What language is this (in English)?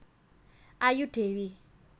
Javanese